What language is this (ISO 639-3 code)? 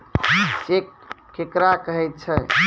mai